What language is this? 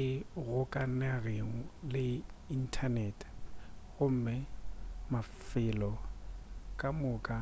Northern Sotho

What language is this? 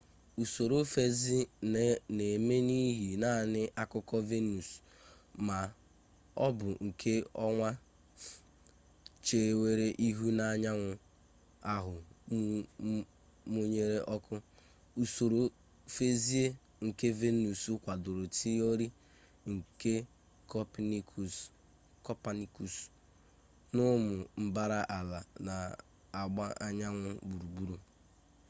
Igbo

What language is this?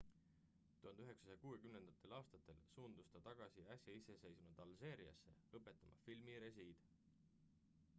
Estonian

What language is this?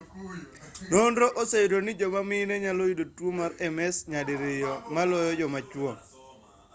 Luo (Kenya and Tanzania)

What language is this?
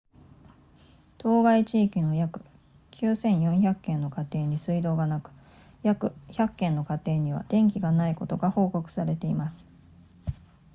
Japanese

